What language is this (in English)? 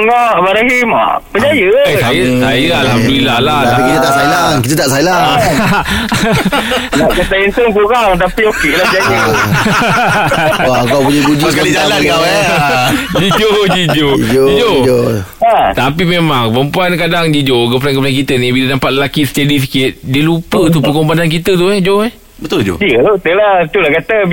Malay